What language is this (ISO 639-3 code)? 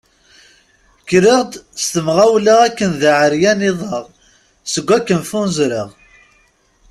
kab